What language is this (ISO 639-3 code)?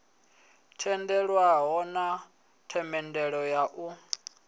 ven